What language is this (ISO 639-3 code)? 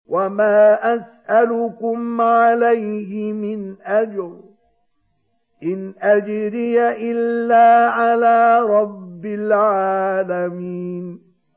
ara